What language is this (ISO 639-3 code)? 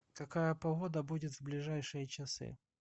rus